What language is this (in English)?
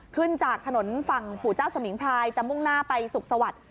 Thai